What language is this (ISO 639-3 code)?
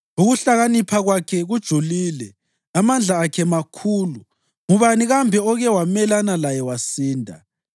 nde